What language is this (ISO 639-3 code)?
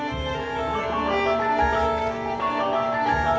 ind